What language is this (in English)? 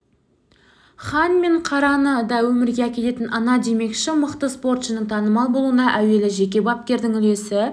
Kazakh